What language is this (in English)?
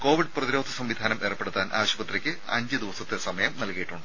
Malayalam